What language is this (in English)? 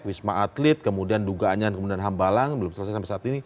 Indonesian